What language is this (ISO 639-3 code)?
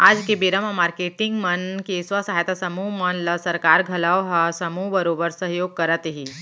hne